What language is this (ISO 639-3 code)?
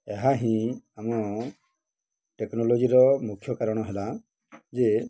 ori